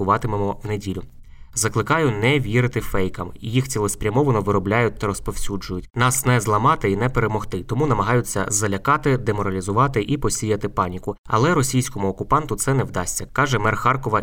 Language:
Ukrainian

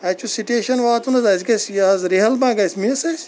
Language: Kashmiri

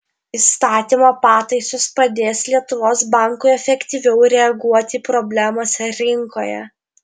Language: Lithuanian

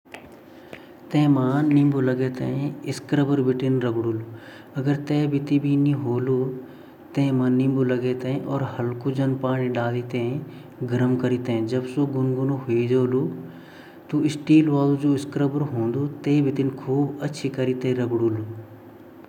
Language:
Garhwali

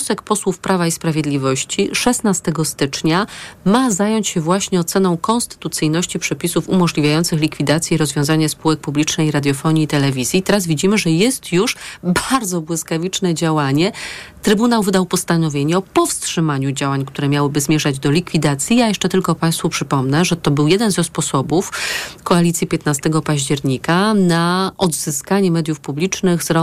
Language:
Polish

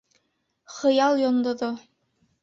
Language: Bashkir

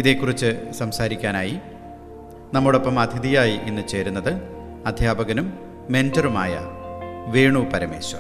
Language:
Malayalam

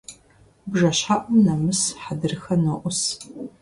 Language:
Kabardian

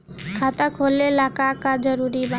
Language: Bhojpuri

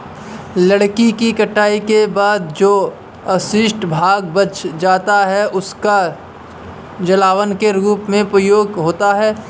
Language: Hindi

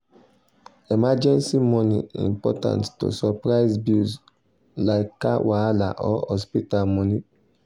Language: Nigerian Pidgin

